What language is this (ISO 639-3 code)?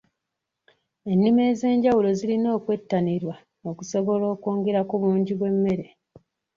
lug